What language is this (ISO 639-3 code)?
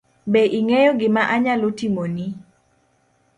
luo